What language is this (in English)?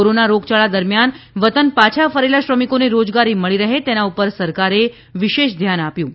Gujarati